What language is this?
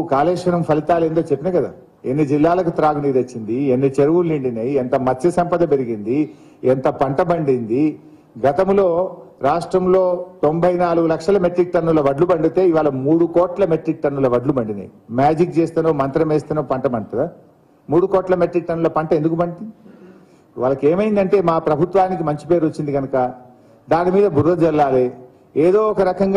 Telugu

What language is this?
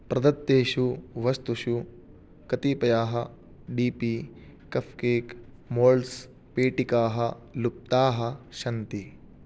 Sanskrit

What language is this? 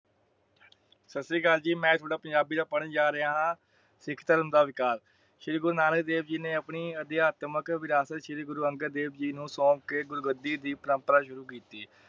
Punjabi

